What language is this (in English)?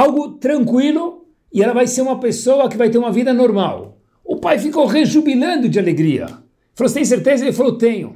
Portuguese